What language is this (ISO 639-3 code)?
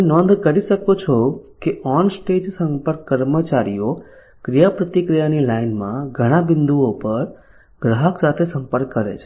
guj